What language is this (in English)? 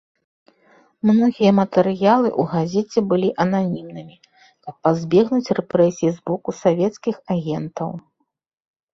Belarusian